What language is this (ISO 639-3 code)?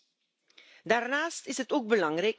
deu